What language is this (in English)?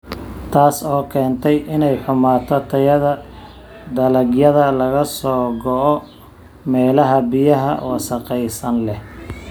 Somali